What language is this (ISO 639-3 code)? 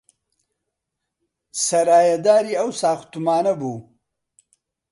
ckb